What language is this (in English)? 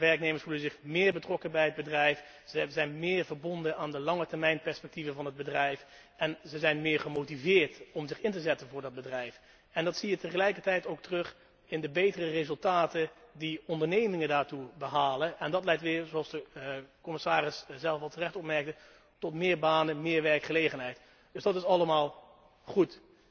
Dutch